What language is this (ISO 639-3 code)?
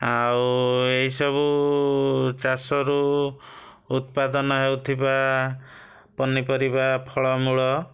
ori